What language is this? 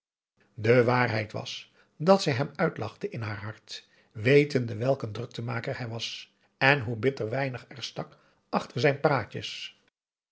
Dutch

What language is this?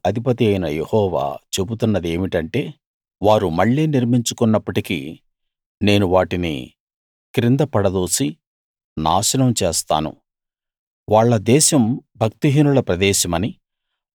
Telugu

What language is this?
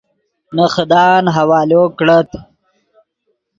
Yidgha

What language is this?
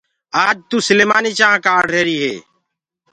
Gurgula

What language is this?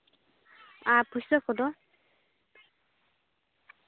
Santali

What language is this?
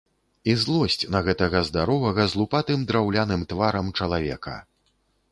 Belarusian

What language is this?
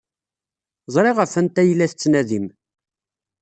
Kabyle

